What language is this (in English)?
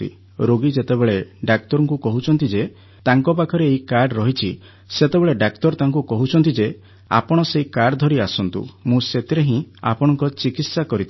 Odia